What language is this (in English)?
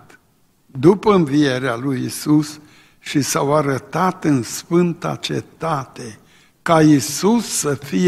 Romanian